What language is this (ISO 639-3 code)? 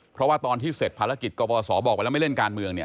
tha